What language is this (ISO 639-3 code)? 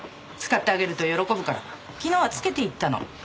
jpn